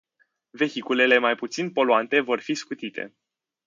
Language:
Romanian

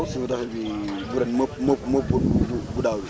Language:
Wolof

